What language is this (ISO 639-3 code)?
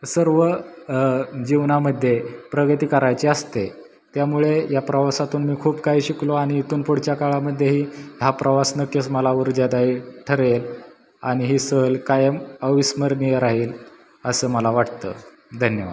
mar